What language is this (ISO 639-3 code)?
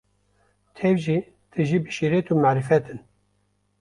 kur